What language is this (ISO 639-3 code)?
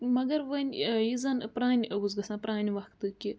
kas